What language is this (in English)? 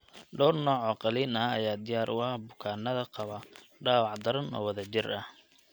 Somali